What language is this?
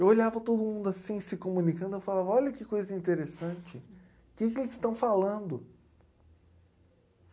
Portuguese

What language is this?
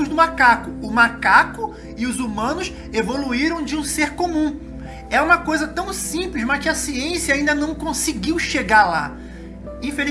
Portuguese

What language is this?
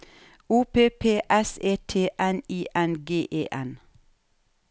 Norwegian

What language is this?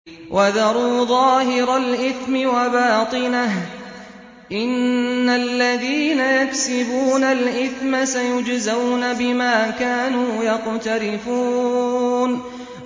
Arabic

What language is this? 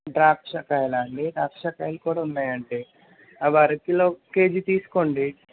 Telugu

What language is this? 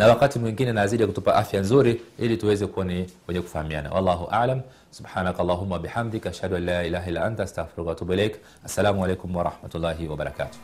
Swahili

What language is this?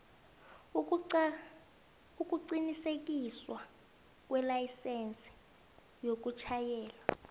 South Ndebele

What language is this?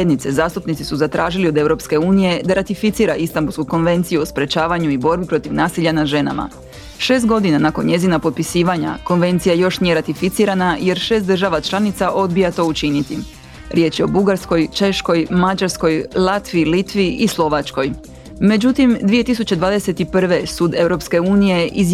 Croatian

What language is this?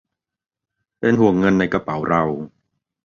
Thai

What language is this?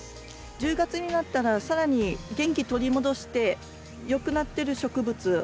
Japanese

